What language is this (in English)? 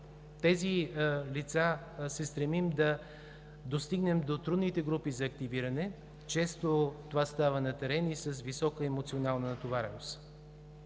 Bulgarian